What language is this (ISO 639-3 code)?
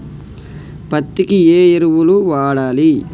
tel